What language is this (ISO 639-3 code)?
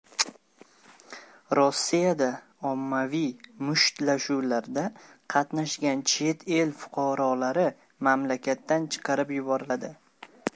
uzb